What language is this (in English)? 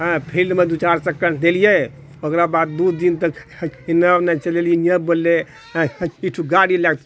Maithili